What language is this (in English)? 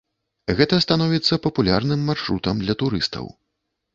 Belarusian